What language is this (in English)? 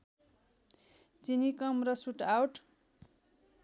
Nepali